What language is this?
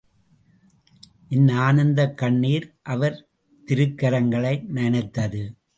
Tamil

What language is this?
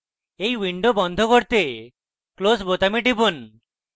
Bangla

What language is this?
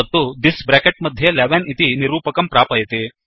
Sanskrit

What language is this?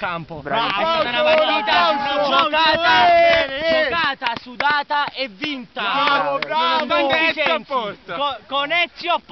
Italian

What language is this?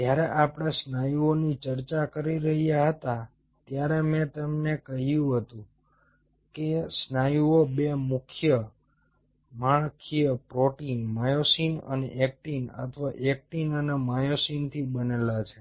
Gujarati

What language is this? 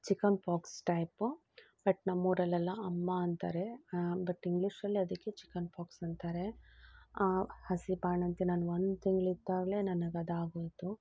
Kannada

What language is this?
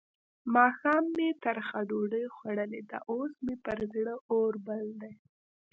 Pashto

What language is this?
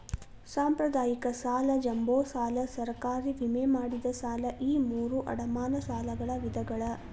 Kannada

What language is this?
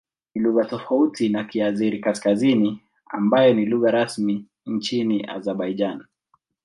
Swahili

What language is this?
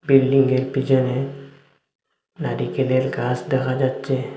Bangla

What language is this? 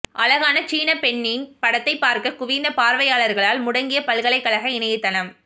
Tamil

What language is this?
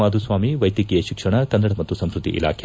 Kannada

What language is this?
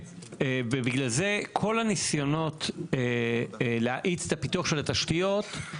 Hebrew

